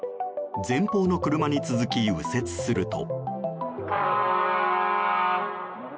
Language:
Japanese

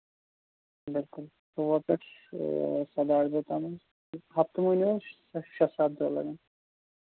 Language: Kashmiri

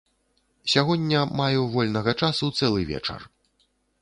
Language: Belarusian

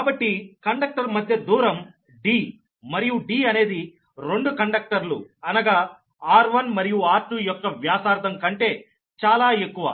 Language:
Telugu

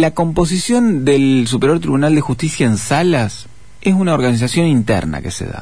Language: Spanish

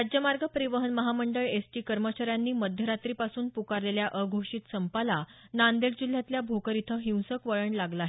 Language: Marathi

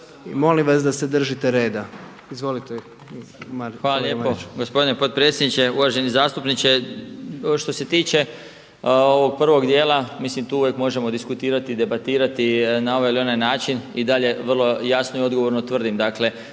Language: Croatian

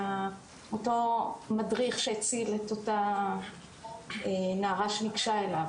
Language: Hebrew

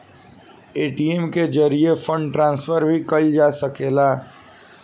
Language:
Bhojpuri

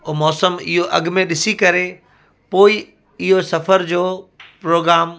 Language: Sindhi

